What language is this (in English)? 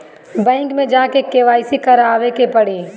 Bhojpuri